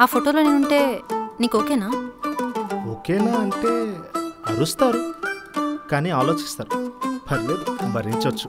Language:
Telugu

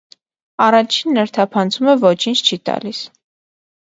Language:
Armenian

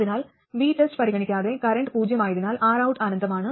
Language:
Malayalam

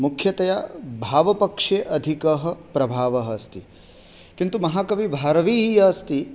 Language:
Sanskrit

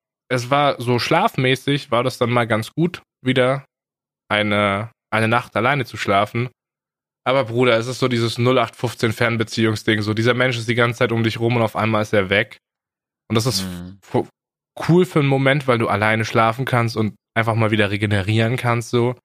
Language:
German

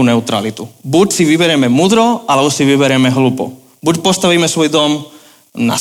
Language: Slovak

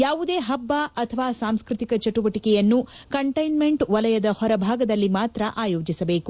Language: Kannada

